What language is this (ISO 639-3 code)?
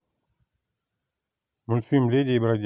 rus